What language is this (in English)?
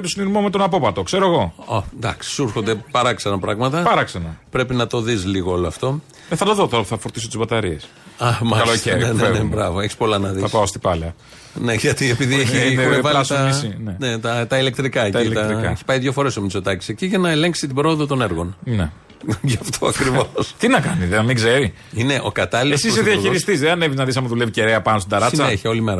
Greek